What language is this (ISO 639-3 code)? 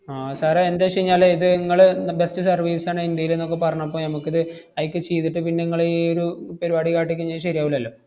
mal